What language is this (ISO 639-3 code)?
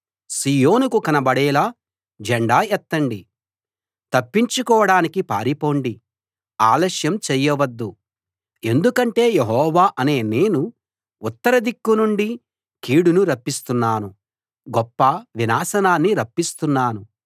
tel